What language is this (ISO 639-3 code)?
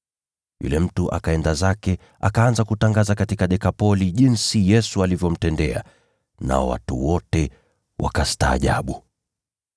swa